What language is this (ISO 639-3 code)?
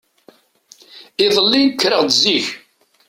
kab